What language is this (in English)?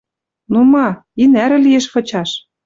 Western Mari